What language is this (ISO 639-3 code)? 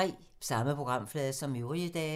dan